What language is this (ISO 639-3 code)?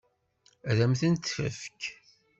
kab